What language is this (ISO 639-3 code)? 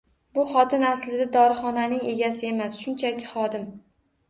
uzb